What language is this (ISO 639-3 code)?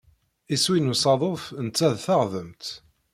kab